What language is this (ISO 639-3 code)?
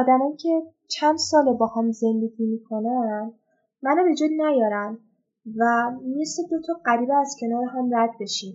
fas